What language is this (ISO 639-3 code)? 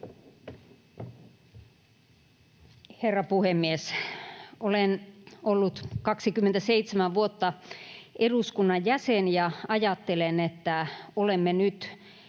fin